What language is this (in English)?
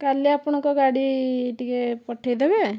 Odia